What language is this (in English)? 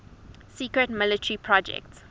English